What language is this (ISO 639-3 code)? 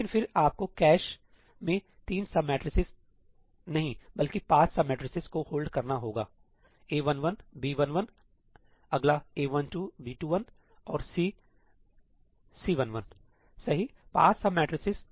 hin